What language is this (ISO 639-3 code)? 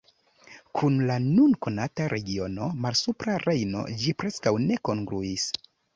epo